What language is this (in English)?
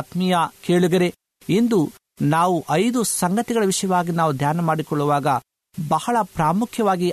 Kannada